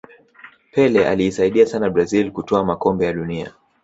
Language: Swahili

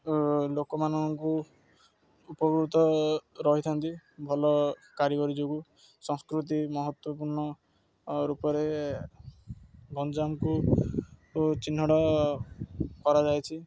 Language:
Odia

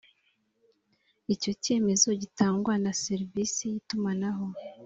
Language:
Kinyarwanda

